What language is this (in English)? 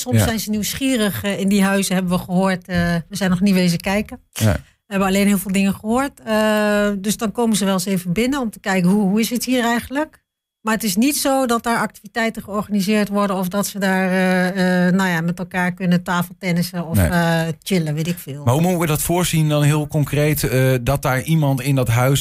Dutch